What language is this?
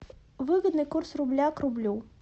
Russian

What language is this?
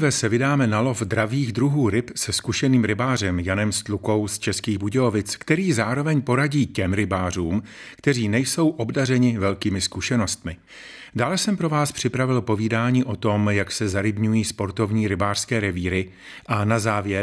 Czech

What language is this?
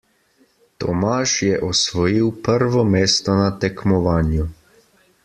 Slovenian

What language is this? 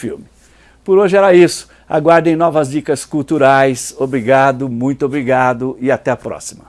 Portuguese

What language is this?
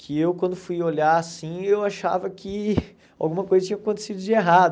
Portuguese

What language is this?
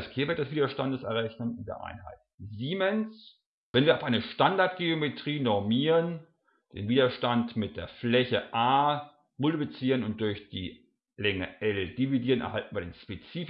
German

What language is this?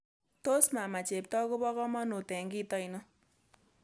Kalenjin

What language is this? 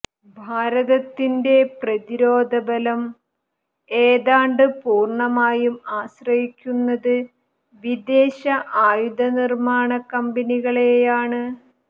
Malayalam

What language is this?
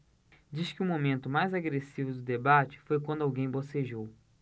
Portuguese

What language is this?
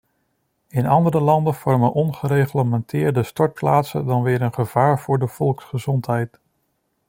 Dutch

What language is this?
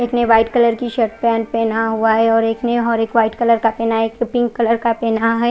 Hindi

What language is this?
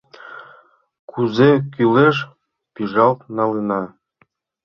Mari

